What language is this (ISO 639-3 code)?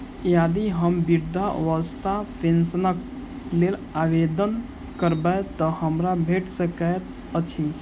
mai